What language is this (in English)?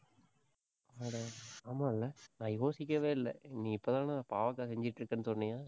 Tamil